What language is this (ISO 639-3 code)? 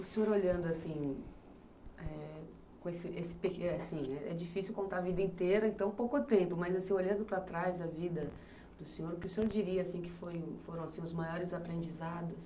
por